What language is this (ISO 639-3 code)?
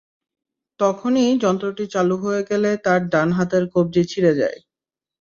ben